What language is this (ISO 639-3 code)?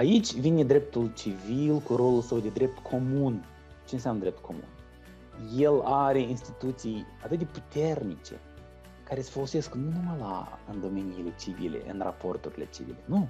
ron